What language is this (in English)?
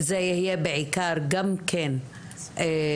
Hebrew